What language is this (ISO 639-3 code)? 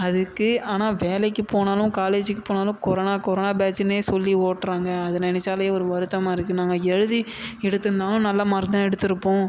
tam